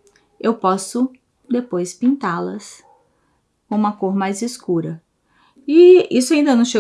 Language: Portuguese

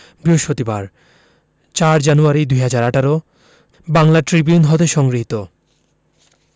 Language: Bangla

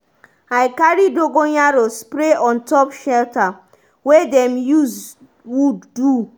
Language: Nigerian Pidgin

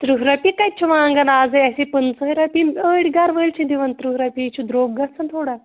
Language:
Kashmiri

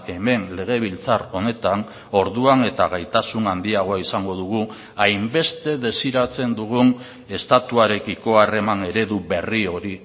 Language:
Basque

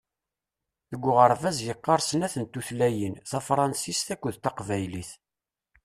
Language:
Kabyle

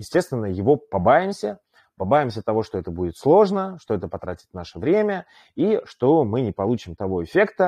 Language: Russian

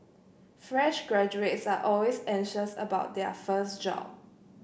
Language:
English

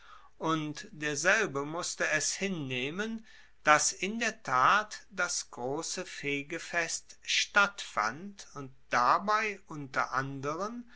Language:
German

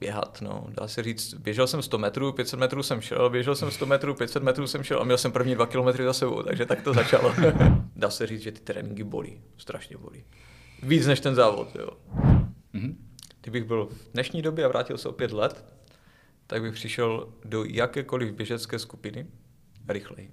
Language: Czech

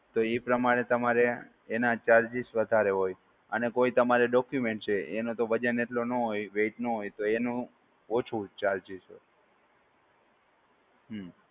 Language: Gujarati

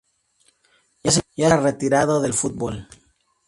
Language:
Spanish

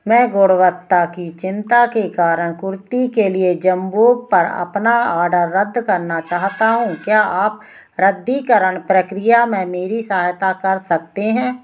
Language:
Hindi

